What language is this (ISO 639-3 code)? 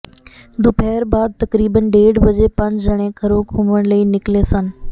pan